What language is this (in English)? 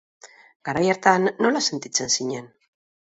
Basque